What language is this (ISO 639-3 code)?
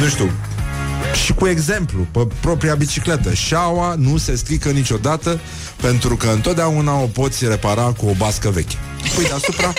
ron